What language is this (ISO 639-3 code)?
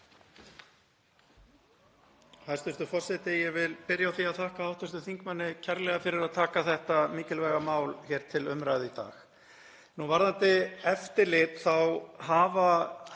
isl